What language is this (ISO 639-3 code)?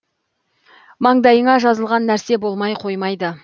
kaz